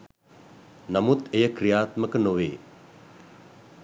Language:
Sinhala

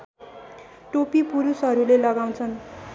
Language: Nepali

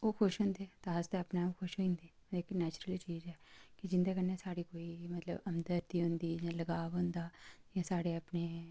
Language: Dogri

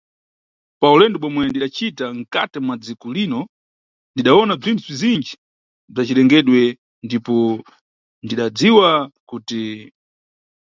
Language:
Nyungwe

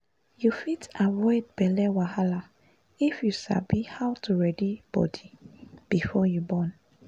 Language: Nigerian Pidgin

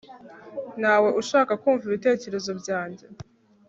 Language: Kinyarwanda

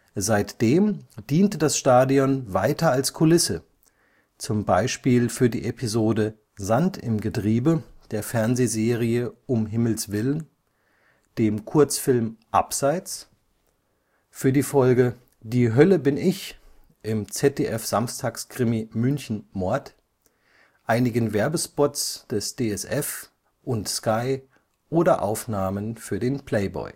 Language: German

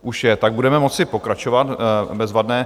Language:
Czech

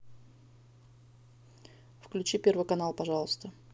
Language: Russian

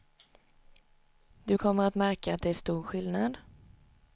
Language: Swedish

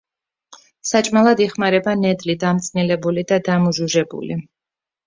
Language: Georgian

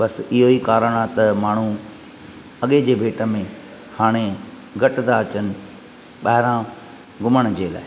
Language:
Sindhi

